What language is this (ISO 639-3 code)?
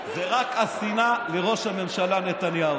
heb